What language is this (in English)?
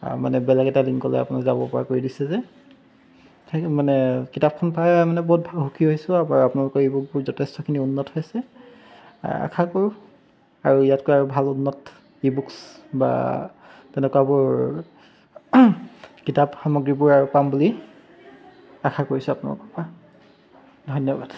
Assamese